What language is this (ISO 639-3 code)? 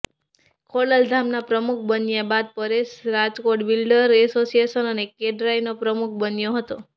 guj